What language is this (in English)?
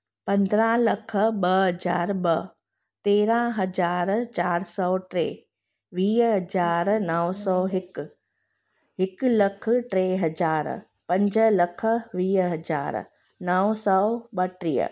Sindhi